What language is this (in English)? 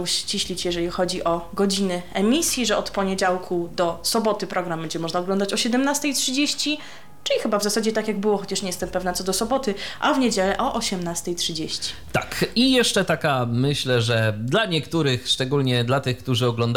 Polish